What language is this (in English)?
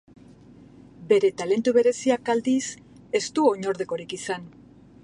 Basque